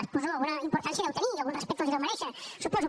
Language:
Catalan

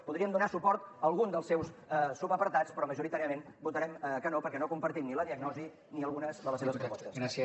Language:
Catalan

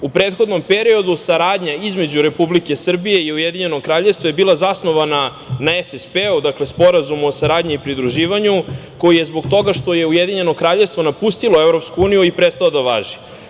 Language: Serbian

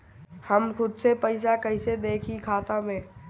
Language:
Bhojpuri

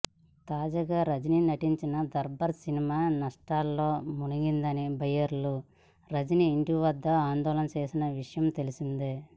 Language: Telugu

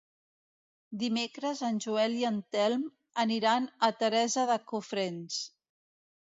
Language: Catalan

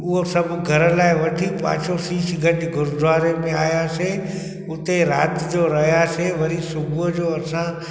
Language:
Sindhi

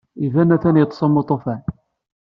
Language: Kabyle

